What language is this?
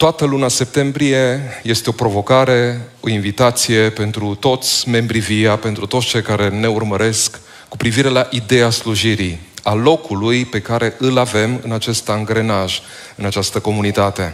Romanian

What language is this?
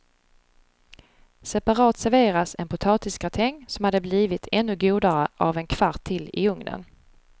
Swedish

